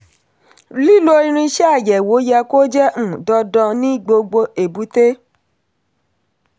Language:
Yoruba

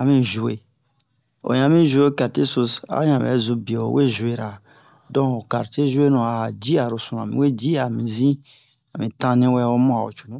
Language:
Bomu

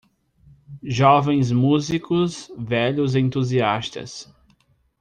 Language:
Portuguese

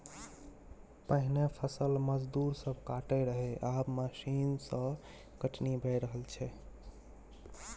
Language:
Maithili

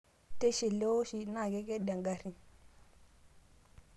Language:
Masai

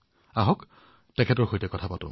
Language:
Assamese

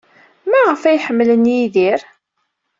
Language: Kabyle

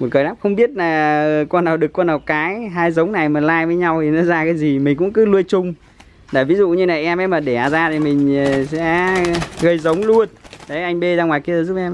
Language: Vietnamese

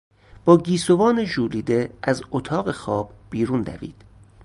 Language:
Persian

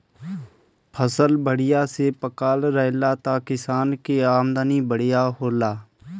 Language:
Bhojpuri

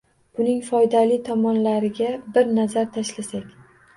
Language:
Uzbek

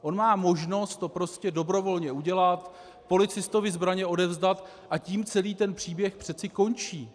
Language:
Czech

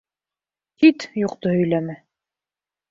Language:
Bashkir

